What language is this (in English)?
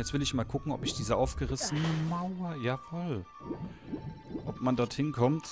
German